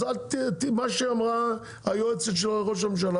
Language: Hebrew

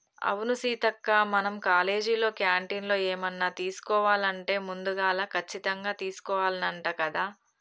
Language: Telugu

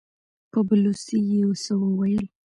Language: Pashto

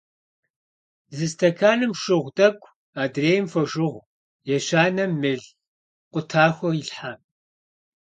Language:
Kabardian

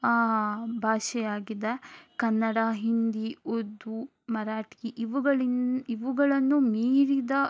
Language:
Kannada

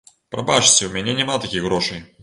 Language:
Belarusian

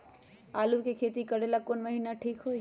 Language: Magahi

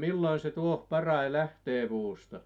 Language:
Finnish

